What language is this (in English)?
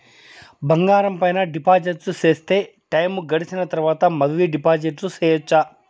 Telugu